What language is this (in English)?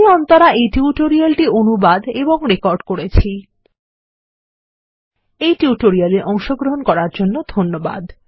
Bangla